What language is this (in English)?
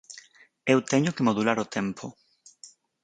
Galician